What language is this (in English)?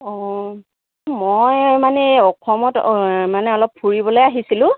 Assamese